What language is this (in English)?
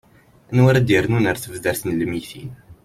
Kabyle